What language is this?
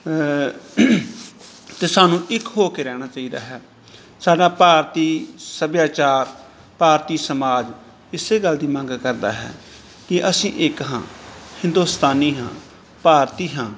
Punjabi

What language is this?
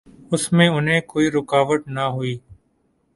Urdu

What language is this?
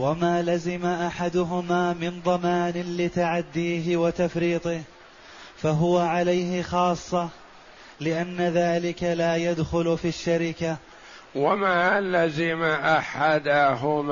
Arabic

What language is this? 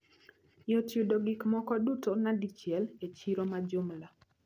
Luo (Kenya and Tanzania)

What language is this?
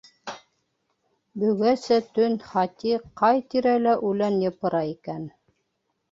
Bashkir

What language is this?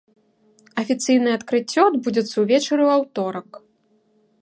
Belarusian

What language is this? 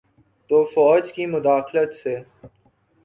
Urdu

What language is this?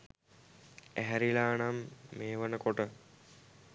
Sinhala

